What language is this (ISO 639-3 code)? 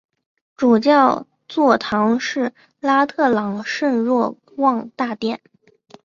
zho